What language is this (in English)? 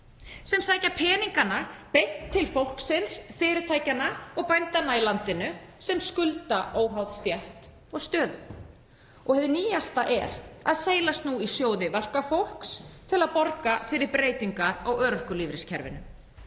Icelandic